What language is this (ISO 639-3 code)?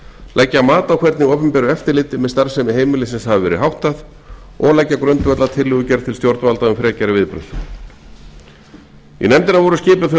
isl